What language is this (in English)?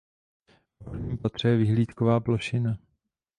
Czech